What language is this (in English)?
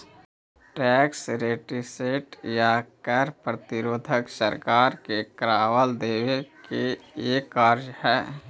Magahi